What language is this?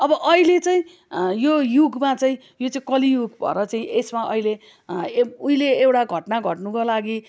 Nepali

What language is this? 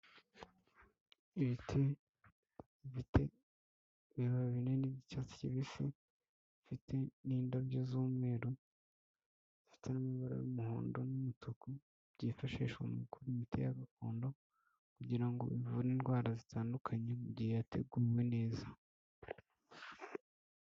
Kinyarwanda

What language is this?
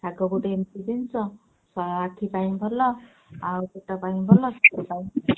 Odia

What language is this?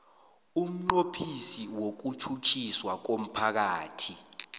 South Ndebele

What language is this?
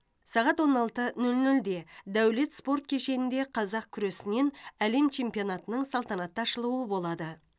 Kazakh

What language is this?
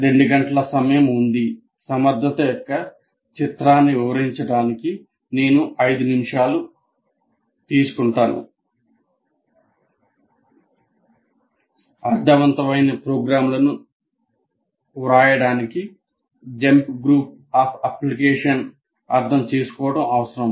Telugu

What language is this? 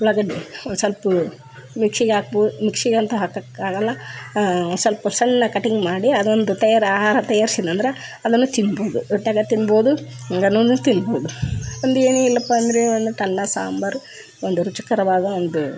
Kannada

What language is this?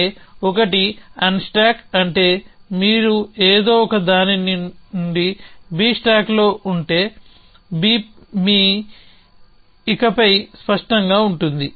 Telugu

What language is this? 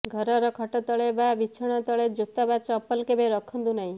Odia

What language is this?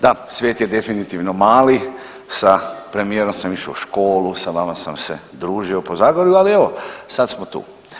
Croatian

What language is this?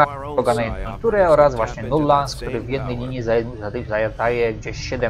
Polish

